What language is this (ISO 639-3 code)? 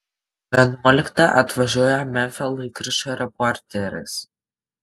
lit